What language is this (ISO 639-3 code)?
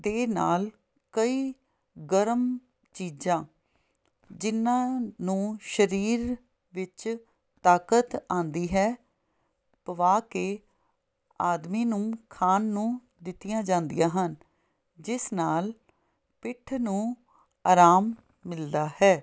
pan